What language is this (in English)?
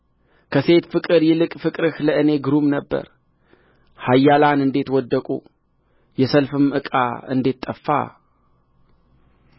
Amharic